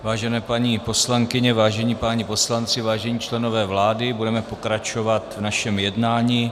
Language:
Czech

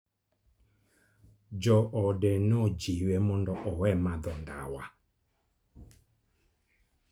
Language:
Luo (Kenya and Tanzania)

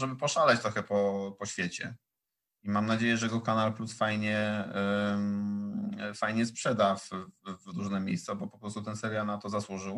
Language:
Polish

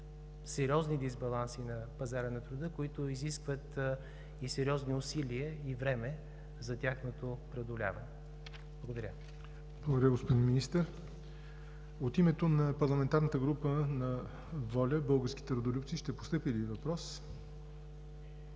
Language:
Bulgarian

